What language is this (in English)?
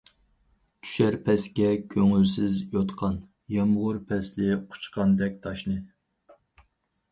Uyghur